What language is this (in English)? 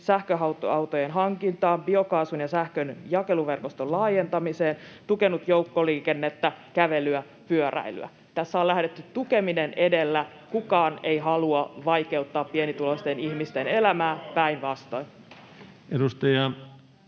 Finnish